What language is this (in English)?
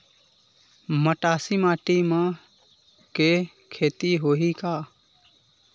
Chhattisgarhi